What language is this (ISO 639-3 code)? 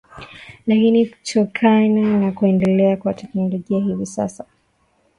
swa